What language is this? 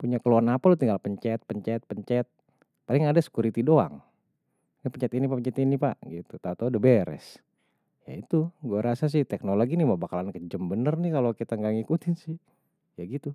Betawi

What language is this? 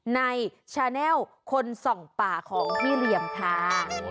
Thai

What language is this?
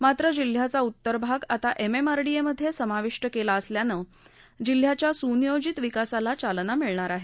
Marathi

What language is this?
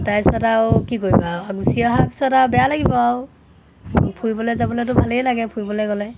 Assamese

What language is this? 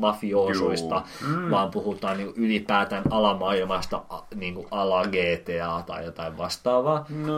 Finnish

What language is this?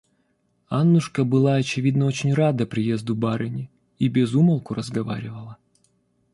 Russian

